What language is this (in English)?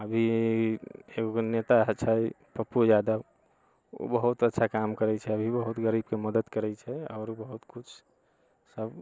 Maithili